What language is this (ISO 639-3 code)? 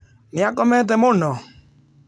kik